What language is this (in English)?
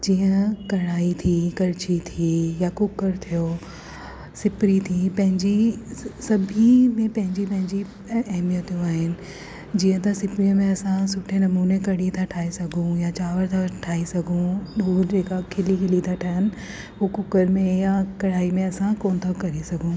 Sindhi